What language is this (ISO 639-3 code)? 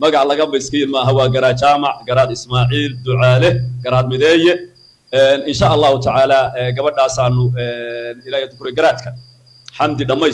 ara